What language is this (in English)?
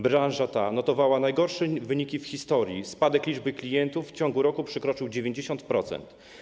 Polish